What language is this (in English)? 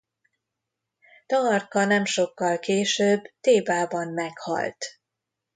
Hungarian